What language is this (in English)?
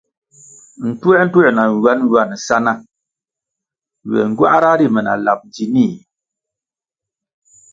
Kwasio